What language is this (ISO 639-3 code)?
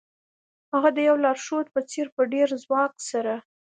pus